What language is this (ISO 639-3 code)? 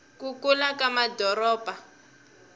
tso